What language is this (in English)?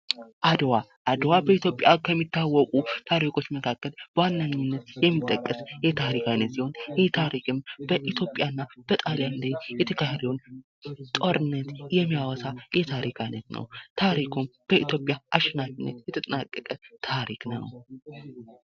Amharic